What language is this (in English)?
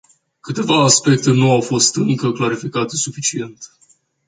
Romanian